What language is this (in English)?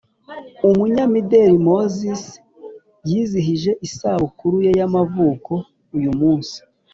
Kinyarwanda